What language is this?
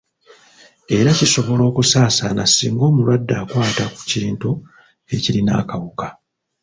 Ganda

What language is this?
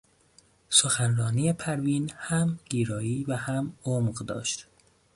Persian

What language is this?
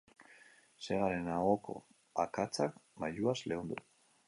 Basque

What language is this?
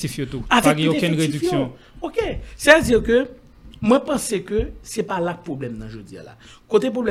French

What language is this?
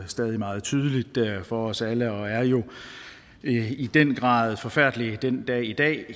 Danish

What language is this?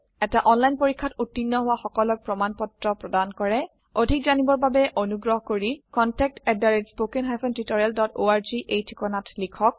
Assamese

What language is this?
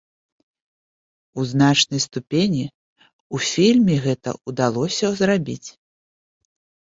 Belarusian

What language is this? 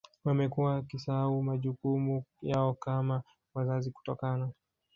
Swahili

